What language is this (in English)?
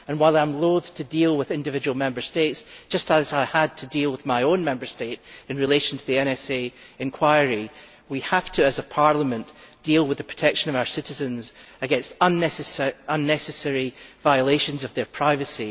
English